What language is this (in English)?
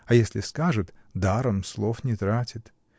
Russian